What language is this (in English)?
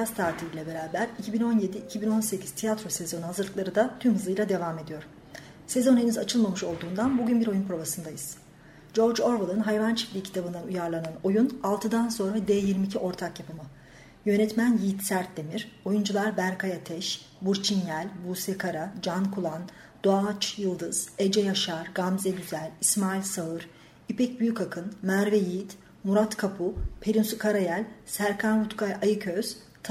Turkish